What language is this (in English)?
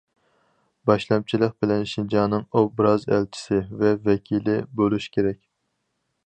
Uyghur